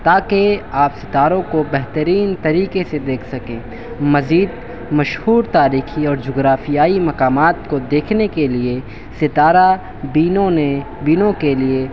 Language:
Urdu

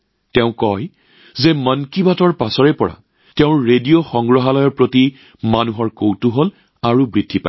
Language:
Assamese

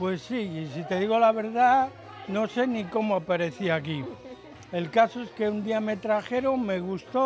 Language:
Spanish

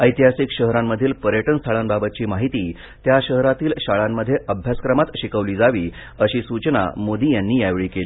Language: Marathi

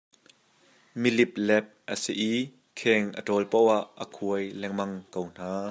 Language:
Hakha Chin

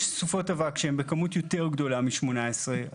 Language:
Hebrew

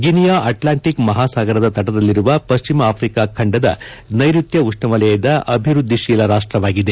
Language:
Kannada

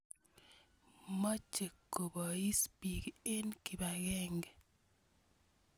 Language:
Kalenjin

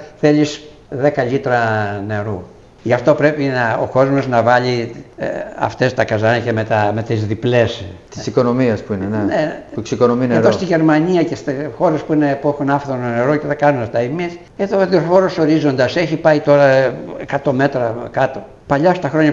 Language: Greek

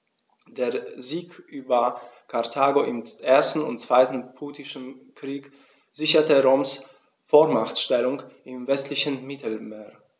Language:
German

